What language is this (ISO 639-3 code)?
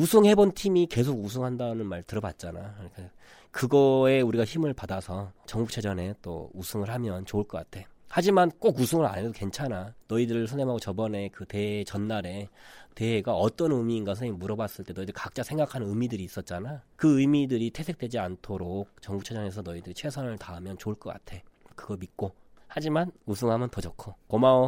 kor